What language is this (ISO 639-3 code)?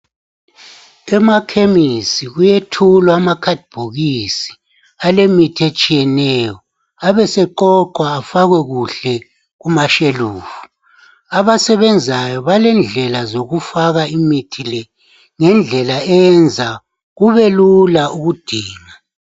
nde